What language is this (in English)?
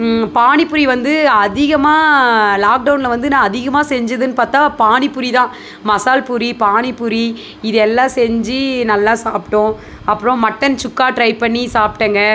Tamil